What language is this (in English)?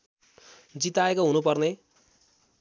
Nepali